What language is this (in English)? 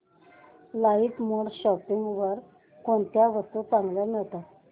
Marathi